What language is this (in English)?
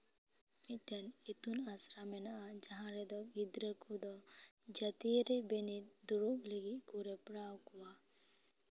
Santali